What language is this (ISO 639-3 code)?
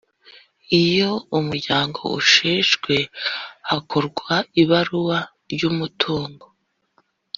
kin